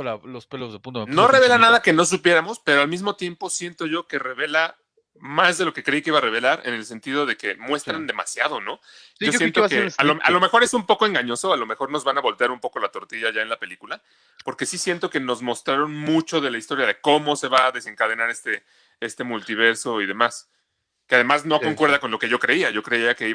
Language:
Spanish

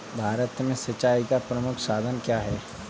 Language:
Hindi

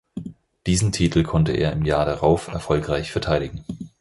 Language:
German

